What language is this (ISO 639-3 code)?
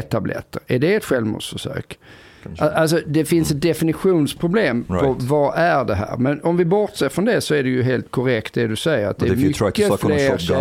swe